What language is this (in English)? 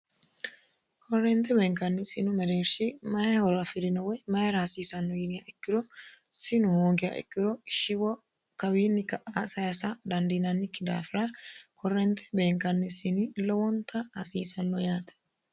Sidamo